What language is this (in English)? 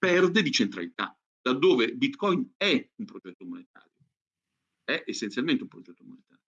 Italian